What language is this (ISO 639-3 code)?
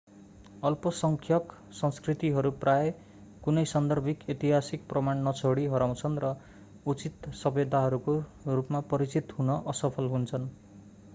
nep